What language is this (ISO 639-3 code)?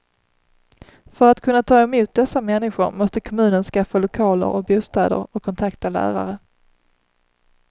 swe